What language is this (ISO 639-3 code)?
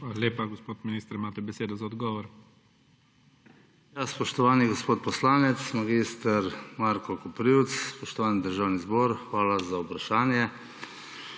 slv